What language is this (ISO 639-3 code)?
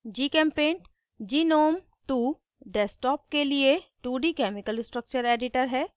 hin